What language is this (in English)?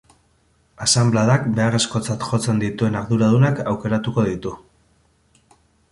Basque